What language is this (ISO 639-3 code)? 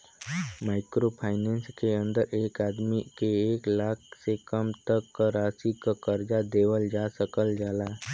bho